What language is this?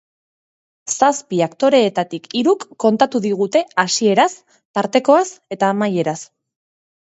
Basque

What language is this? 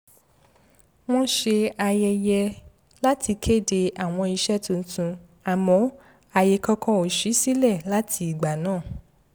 Yoruba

